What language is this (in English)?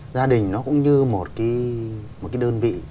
Vietnamese